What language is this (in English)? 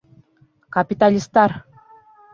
Bashkir